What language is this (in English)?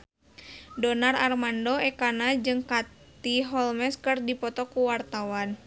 Sundanese